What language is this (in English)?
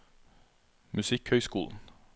Norwegian